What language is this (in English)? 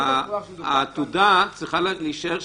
Hebrew